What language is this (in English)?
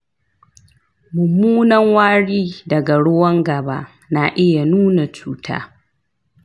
Hausa